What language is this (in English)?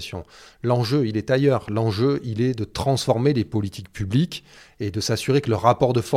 French